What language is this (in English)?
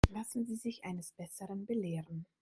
German